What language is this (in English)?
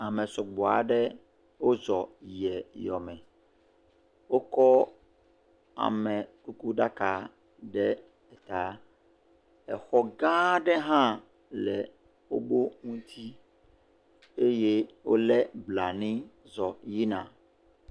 Ewe